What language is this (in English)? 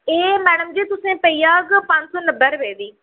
Dogri